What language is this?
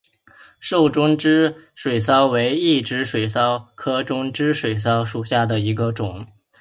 Chinese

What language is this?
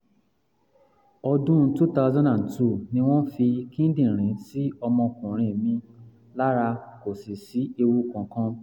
Yoruba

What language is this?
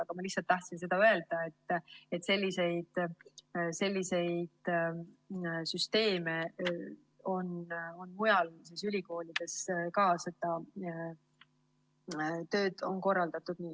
Estonian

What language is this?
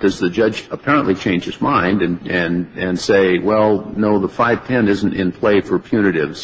English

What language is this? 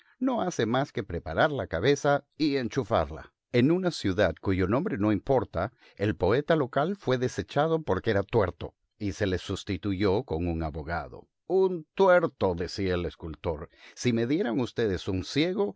Spanish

